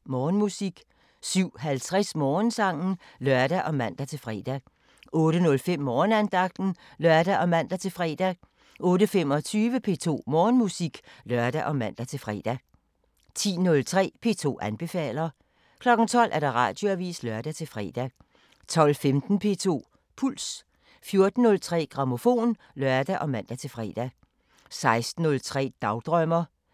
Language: Danish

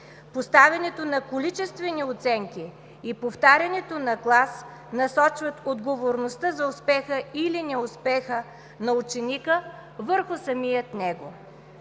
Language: Bulgarian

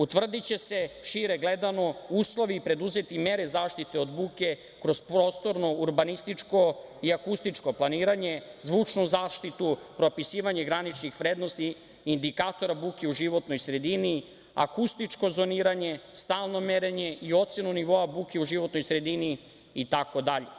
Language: Serbian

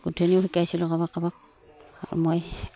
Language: Assamese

